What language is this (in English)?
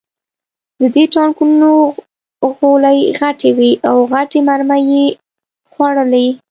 Pashto